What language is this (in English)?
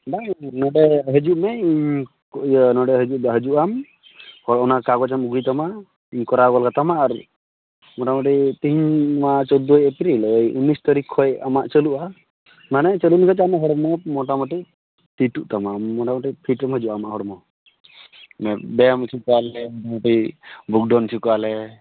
Santali